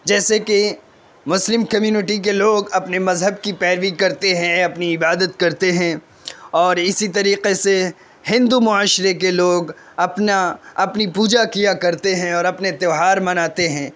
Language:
Urdu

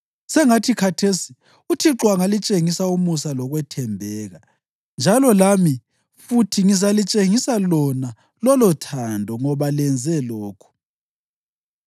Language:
North Ndebele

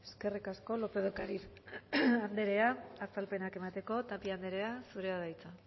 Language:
Basque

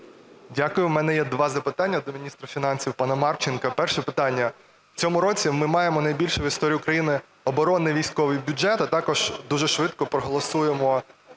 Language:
Ukrainian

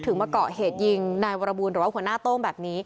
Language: Thai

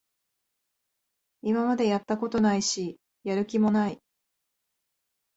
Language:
Japanese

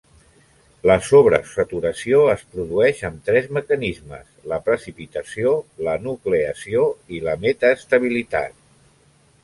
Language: Catalan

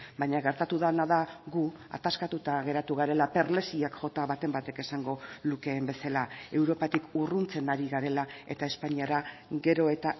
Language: Basque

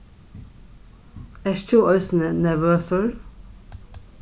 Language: Faroese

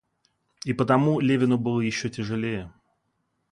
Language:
Russian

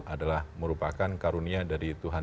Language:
Indonesian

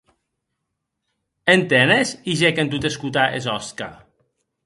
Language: Occitan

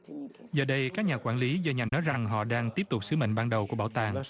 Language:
Vietnamese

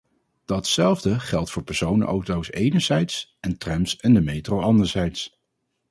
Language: Dutch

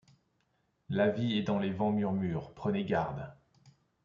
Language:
French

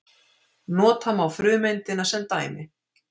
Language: Icelandic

